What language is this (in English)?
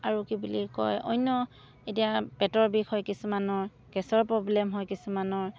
Assamese